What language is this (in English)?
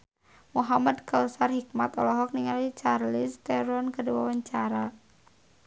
Sundanese